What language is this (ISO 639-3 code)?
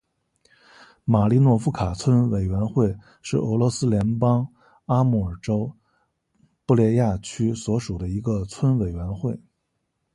zho